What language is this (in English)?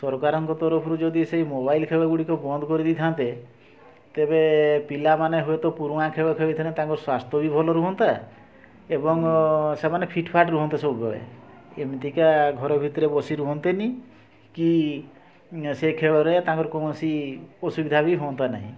Odia